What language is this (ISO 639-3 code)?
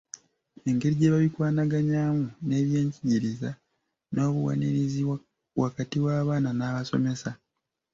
lug